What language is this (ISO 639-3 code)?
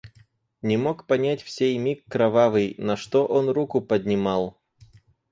rus